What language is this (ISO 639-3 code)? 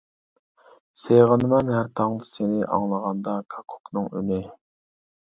uig